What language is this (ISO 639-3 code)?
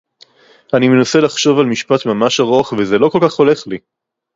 heb